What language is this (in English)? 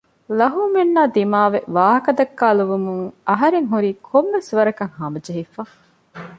Divehi